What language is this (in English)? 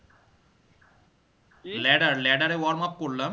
Bangla